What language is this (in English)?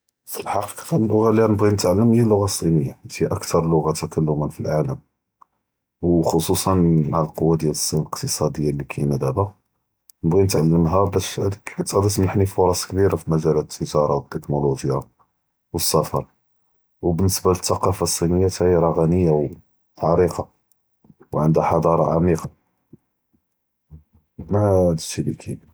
Judeo-Arabic